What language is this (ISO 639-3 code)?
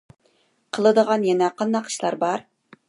uig